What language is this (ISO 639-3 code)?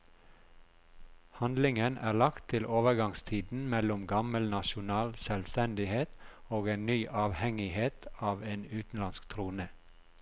nor